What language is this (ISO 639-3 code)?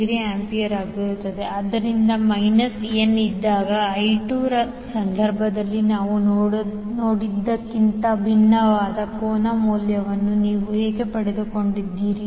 kan